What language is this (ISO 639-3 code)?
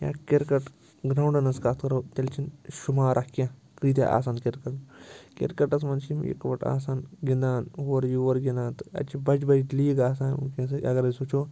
kas